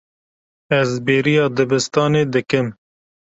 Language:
Kurdish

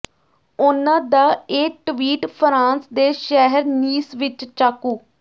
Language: Punjabi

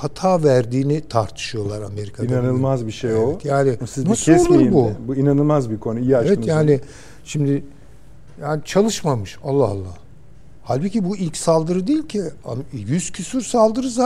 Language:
Turkish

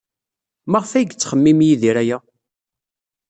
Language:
Kabyle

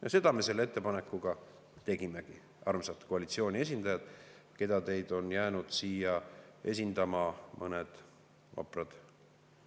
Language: Estonian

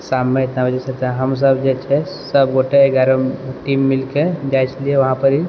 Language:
Maithili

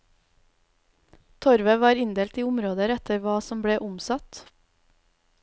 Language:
Norwegian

